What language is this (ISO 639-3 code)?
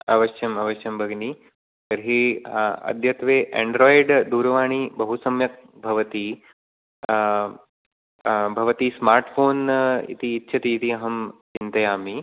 san